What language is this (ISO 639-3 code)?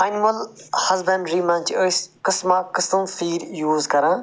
kas